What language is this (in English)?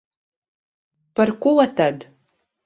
Latvian